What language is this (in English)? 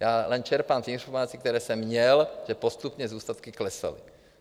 Czech